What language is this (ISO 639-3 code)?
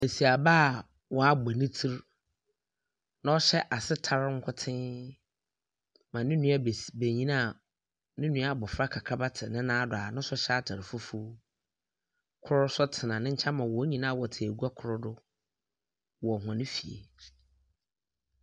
aka